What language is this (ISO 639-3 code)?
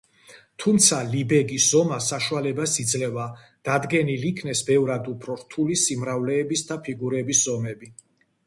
kat